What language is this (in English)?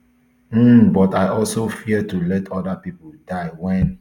Nigerian Pidgin